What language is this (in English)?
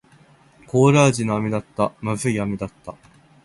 Japanese